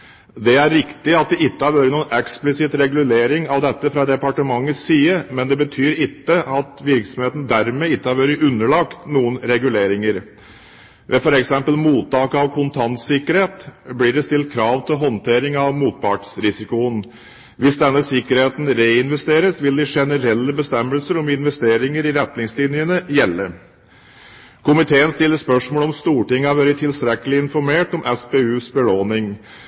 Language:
Norwegian Bokmål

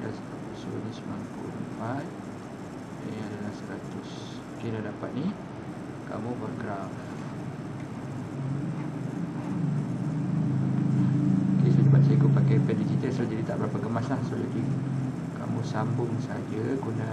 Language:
Malay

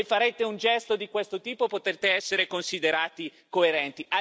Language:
Italian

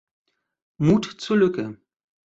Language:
German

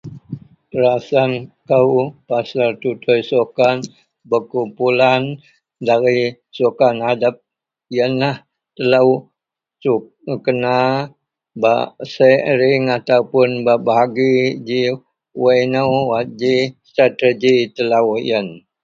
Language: Central Melanau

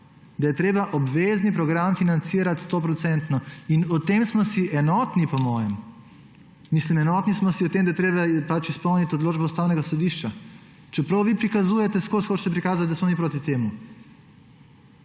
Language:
Slovenian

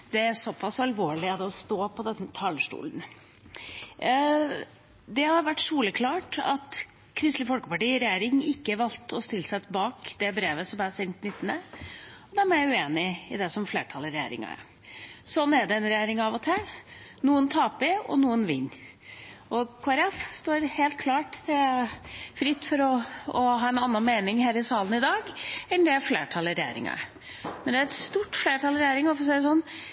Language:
Norwegian Bokmål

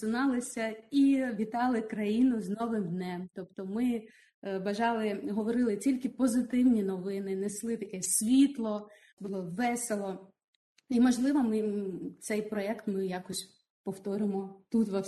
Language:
Ukrainian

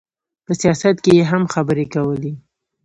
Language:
Pashto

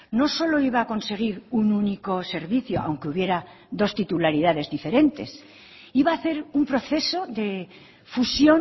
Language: Spanish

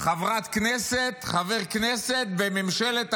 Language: Hebrew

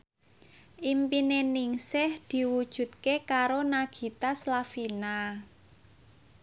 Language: Javanese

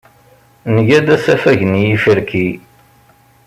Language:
Kabyle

